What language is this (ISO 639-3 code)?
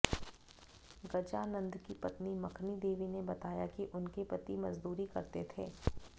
hin